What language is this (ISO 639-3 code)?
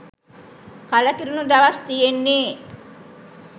sin